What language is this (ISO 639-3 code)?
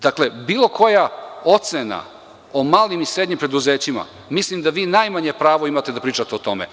srp